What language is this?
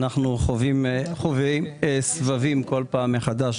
Hebrew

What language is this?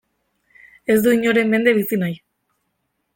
Basque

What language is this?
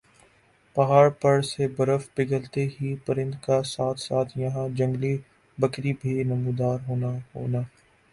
Urdu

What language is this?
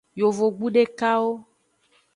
Aja (Benin)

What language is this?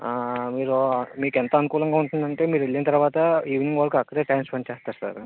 Telugu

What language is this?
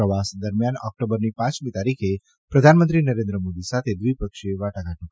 Gujarati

